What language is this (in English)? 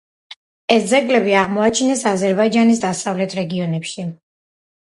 Georgian